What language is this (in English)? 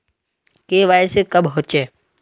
Magahi